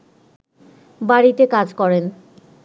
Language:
Bangla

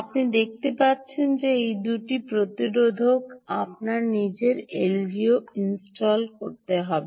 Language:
Bangla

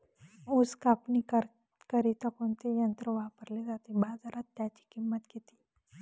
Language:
Marathi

